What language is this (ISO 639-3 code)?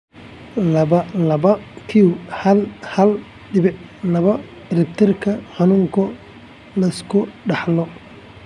som